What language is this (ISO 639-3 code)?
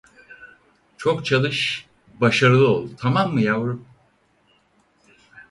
tur